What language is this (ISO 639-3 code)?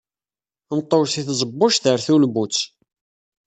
kab